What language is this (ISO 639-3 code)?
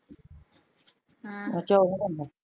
pan